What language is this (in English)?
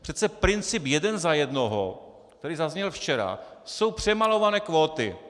Czech